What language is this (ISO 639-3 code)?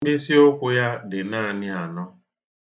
ibo